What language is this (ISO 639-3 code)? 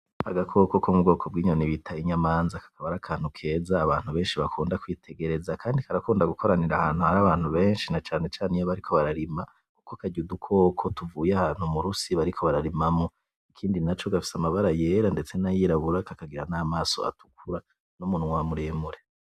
run